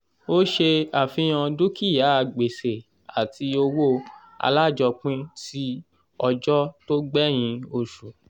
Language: Yoruba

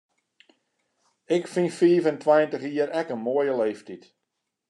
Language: Western Frisian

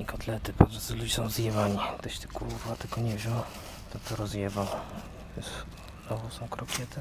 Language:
Polish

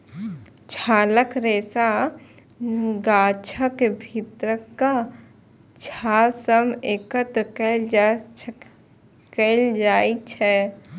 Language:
Maithili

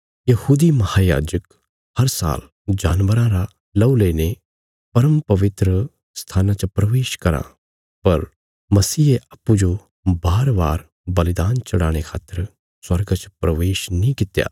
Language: Bilaspuri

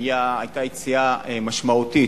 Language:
Hebrew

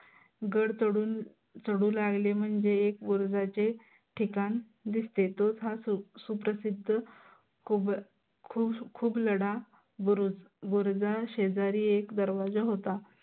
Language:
Marathi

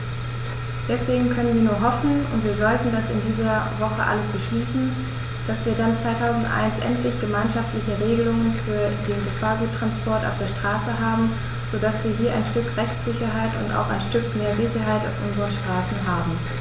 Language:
German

